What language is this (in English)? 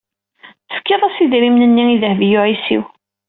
Kabyle